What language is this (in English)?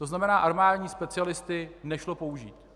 Czech